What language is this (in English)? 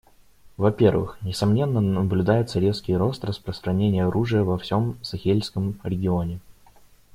Russian